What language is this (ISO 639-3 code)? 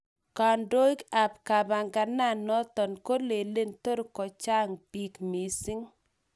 kln